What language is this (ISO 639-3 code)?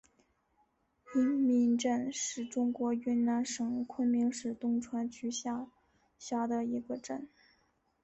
zho